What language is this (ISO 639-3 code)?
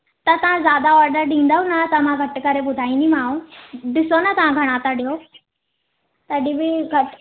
snd